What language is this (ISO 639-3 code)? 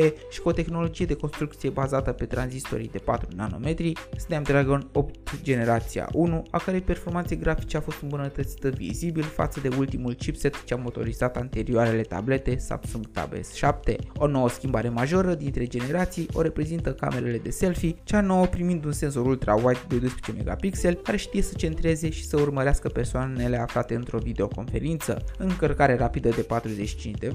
ron